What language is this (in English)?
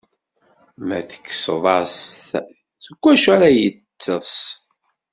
Kabyle